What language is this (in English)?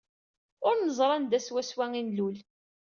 Kabyle